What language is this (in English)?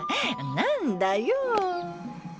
Japanese